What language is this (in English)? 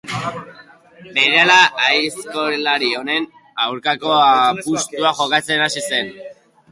Basque